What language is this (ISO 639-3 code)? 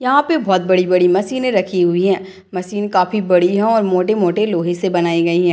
hin